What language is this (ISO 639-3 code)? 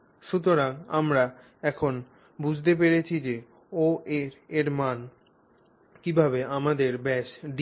ben